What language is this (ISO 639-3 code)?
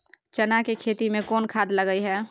mai